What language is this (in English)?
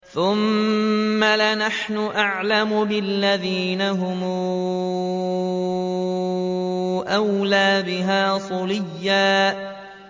Arabic